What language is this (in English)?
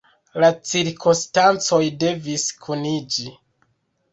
Esperanto